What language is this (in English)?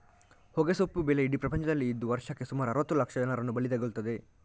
Kannada